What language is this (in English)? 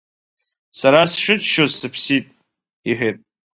Abkhazian